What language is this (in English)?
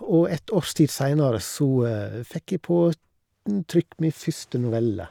Norwegian